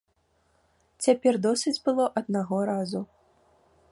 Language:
Belarusian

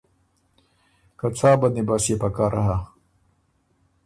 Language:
Ormuri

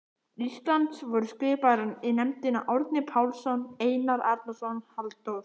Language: Icelandic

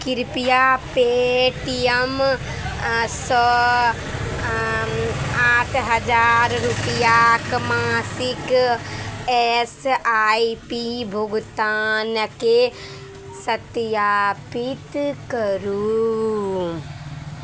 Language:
Maithili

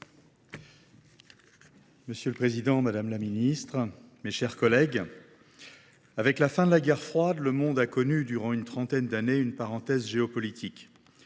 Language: French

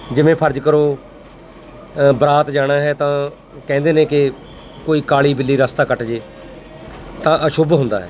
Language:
Punjabi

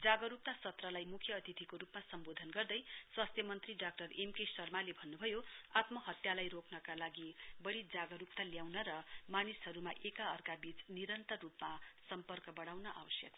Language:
Nepali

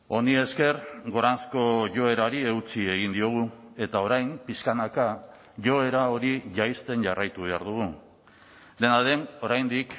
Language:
Basque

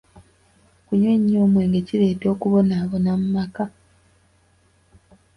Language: Ganda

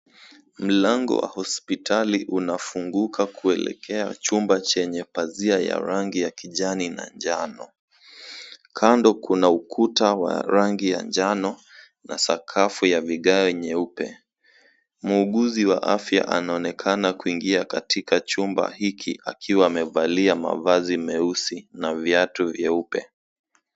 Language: Swahili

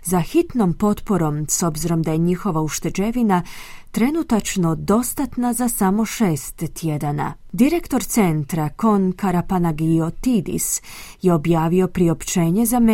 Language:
Croatian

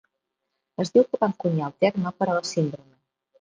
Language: Catalan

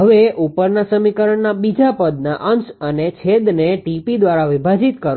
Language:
Gujarati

